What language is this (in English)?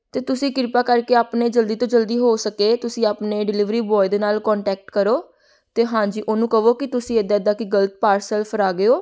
Punjabi